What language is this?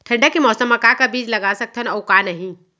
Chhattisgarhi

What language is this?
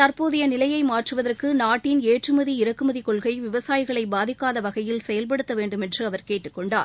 Tamil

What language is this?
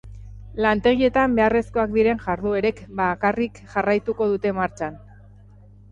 Basque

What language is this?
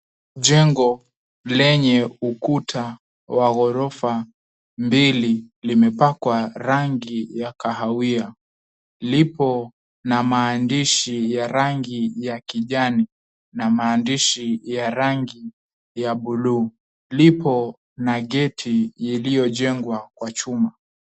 Swahili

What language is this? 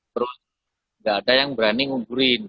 Indonesian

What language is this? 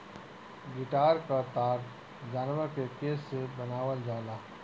Bhojpuri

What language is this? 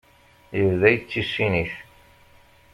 Kabyle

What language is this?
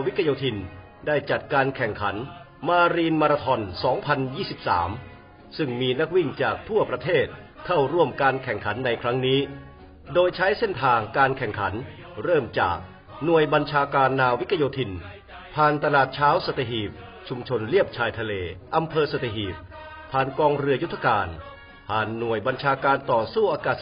Thai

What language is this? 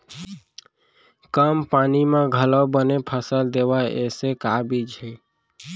Chhattisgarhi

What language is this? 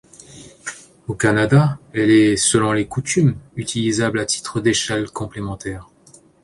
French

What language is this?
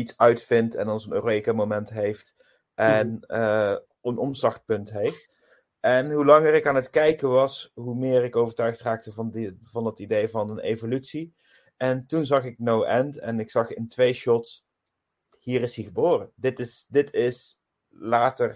Dutch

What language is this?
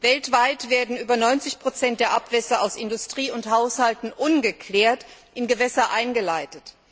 German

